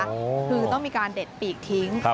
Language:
Thai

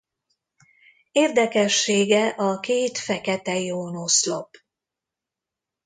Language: Hungarian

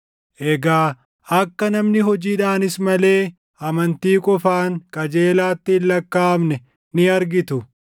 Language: Oromo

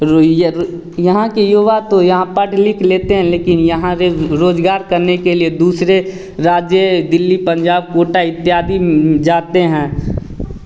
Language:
Hindi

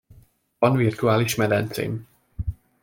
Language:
Hungarian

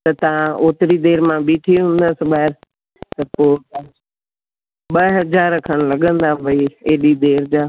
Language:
Sindhi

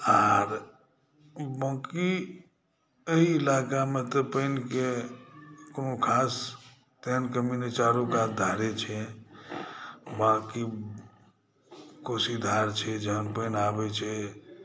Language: Maithili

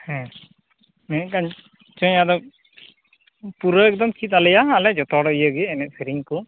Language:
Santali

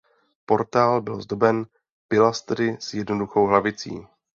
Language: Czech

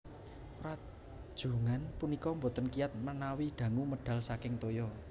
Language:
Javanese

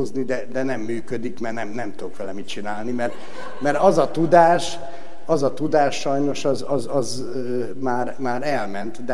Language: Hungarian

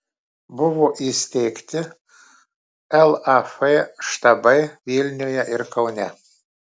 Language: Lithuanian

